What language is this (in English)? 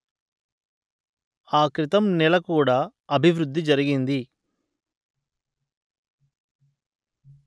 Telugu